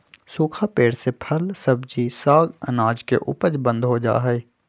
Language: Magahi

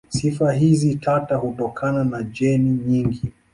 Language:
Swahili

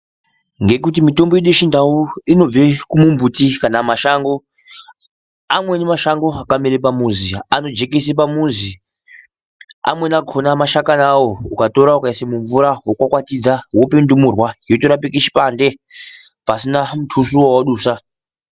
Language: Ndau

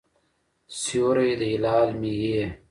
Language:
Pashto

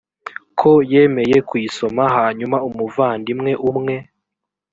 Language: Kinyarwanda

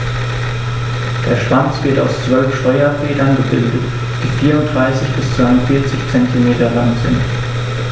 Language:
German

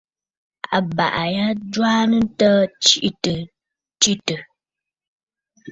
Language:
Bafut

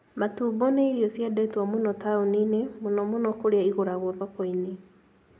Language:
Kikuyu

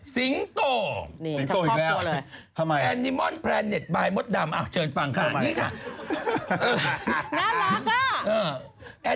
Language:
Thai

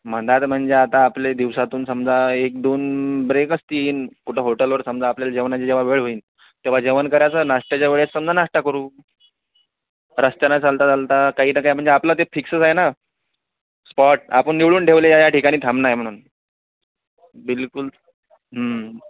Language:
Marathi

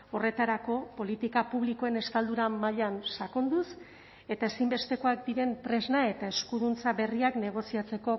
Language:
Basque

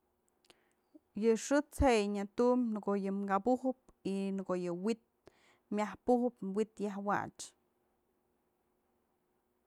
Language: Mazatlán Mixe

